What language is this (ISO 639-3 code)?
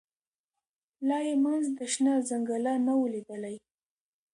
pus